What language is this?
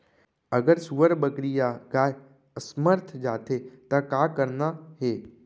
Chhattisgarhi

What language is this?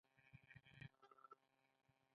Pashto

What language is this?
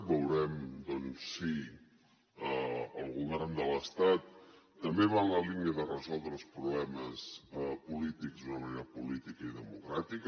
Catalan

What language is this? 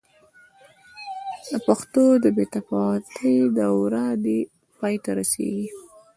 Pashto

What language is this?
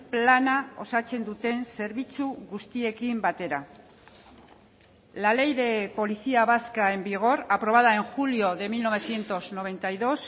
Spanish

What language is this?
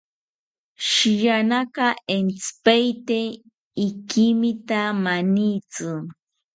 South Ucayali Ashéninka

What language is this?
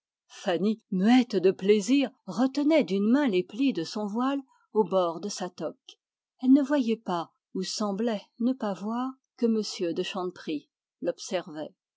French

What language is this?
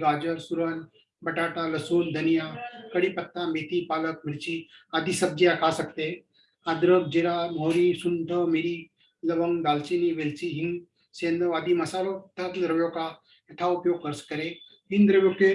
Hindi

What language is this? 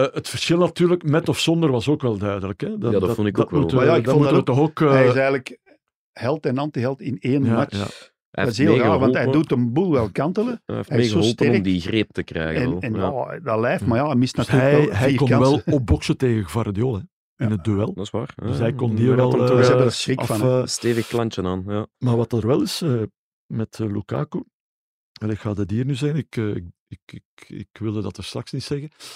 Dutch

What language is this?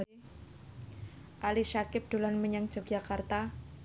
Javanese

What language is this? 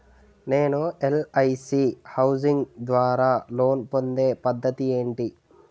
Telugu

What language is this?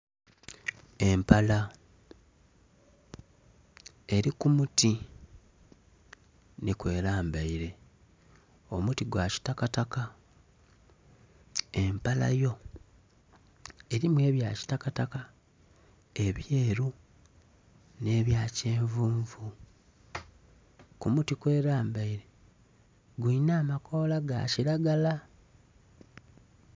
Soga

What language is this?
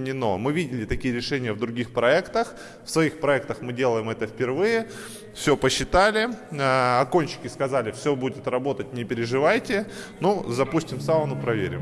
Russian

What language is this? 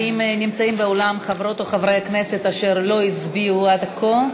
Hebrew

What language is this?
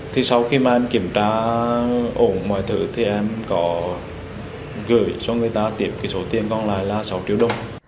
Vietnamese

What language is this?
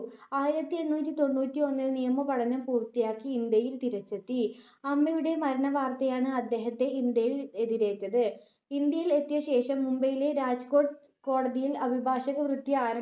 Malayalam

